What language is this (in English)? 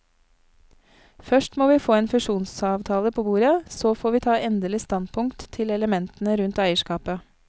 Norwegian